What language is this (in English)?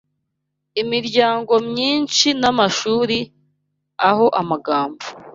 Kinyarwanda